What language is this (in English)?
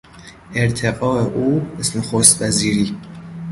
Persian